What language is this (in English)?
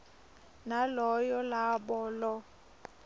Swati